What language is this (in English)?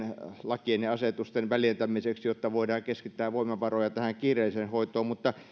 Finnish